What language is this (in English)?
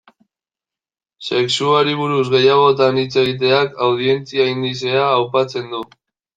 Basque